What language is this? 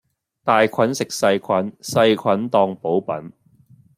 Cantonese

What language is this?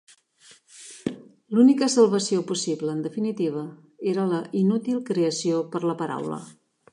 Catalan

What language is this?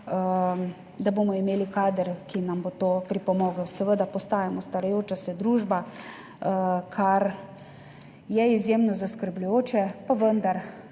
Slovenian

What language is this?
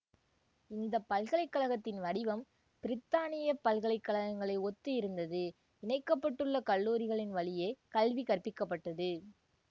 Tamil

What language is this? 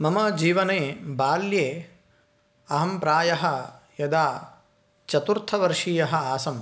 Sanskrit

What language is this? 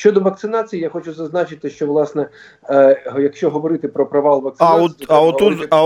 Ukrainian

